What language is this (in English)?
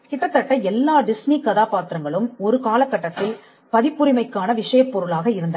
Tamil